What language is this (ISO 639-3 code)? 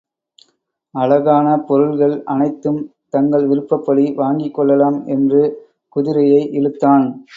tam